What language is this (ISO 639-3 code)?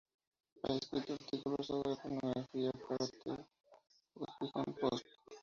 spa